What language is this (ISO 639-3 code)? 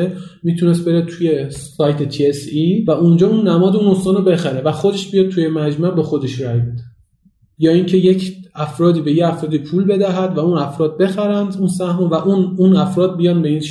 fas